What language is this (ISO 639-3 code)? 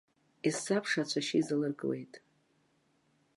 abk